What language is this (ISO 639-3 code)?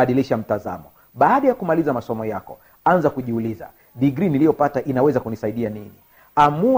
swa